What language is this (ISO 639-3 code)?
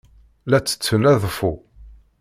kab